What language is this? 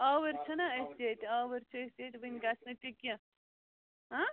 Kashmiri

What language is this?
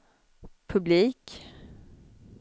Swedish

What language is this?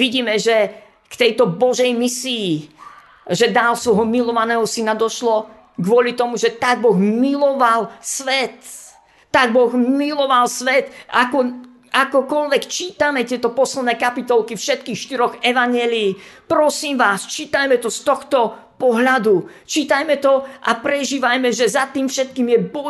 Slovak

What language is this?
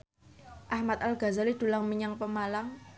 Javanese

